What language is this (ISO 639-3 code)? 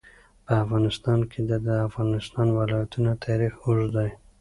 pus